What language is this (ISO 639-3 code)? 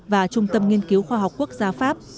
vie